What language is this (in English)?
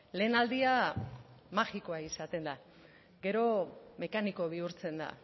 Basque